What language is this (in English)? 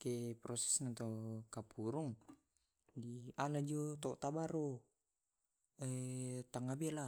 Tae'